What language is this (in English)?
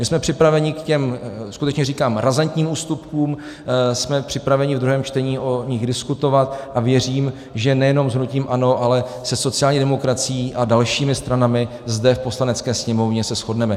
Czech